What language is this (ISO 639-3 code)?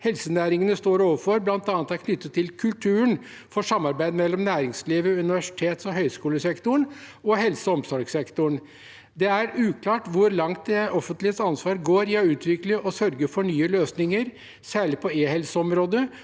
nor